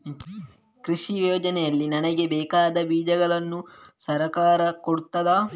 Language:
Kannada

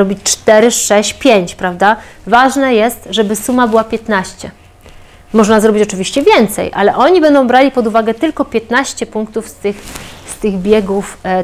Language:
Polish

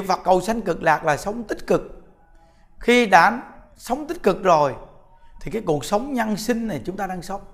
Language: Vietnamese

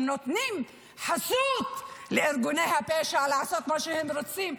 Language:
Hebrew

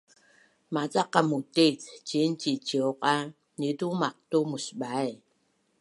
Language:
Bunun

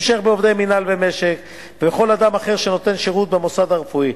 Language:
Hebrew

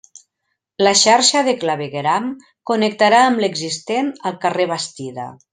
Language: Catalan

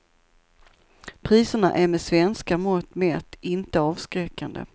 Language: Swedish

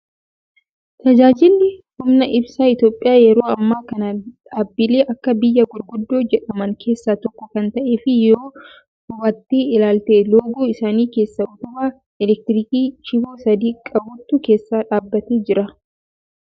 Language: Oromo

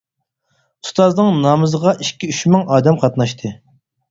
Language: Uyghur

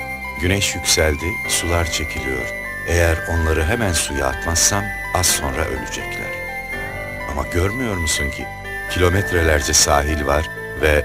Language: Turkish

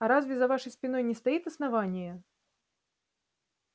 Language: Russian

